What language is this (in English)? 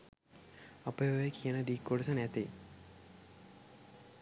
Sinhala